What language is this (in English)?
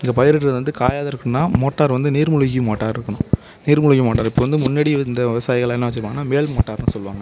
Tamil